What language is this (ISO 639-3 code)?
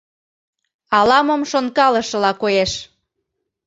chm